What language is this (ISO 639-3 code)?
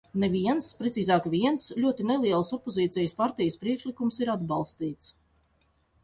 lav